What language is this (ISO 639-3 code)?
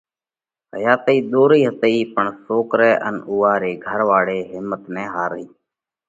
kvx